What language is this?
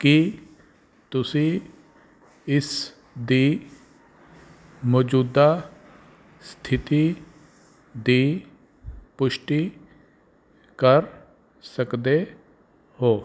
Punjabi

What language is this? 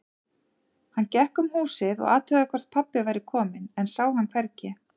Icelandic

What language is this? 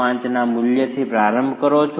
Gujarati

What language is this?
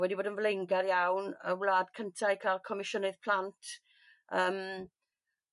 Welsh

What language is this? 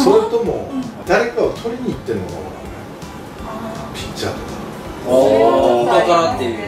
Japanese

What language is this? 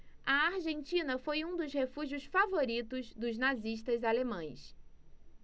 Portuguese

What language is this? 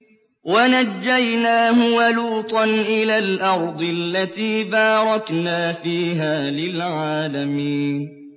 Arabic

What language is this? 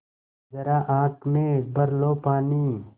Hindi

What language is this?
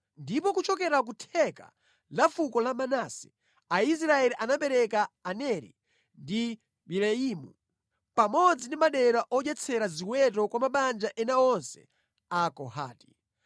Nyanja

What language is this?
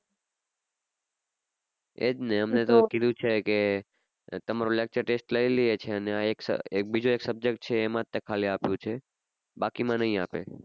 Gujarati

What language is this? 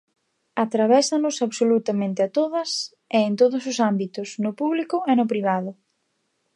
Galician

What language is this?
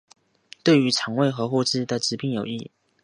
Chinese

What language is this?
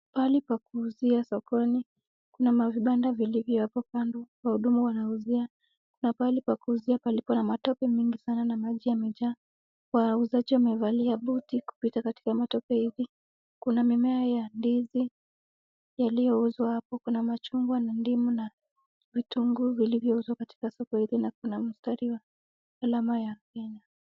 Swahili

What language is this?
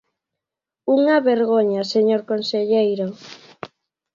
Galician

